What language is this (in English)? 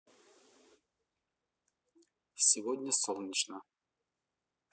Russian